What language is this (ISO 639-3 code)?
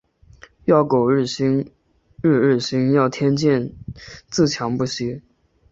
zho